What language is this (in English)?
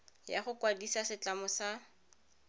Tswana